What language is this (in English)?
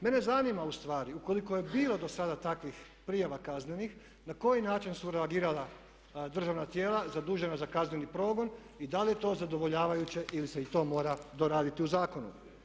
Croatian